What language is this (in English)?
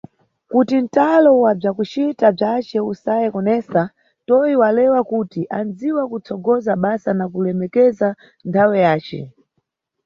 Nyungwe